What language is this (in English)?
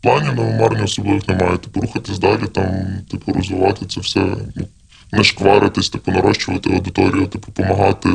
Ukrainian